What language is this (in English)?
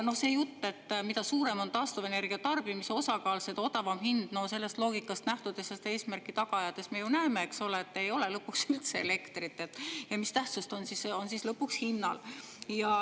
Estonian